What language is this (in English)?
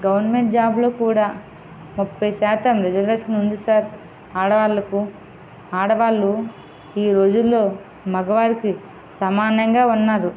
Telugu